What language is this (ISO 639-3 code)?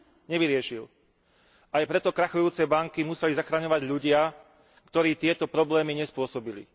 slk